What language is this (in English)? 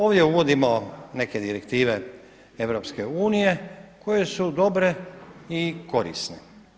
Croatian